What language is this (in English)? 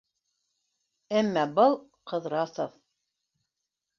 Bashkir